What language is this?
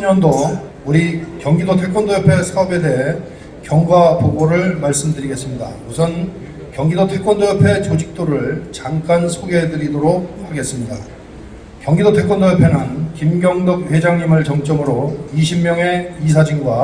Korean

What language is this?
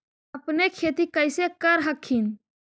Magahi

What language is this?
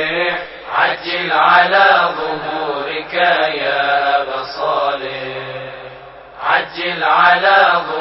Persian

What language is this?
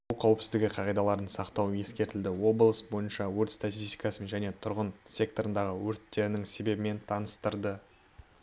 Kazakh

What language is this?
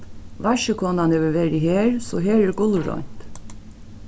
Faroese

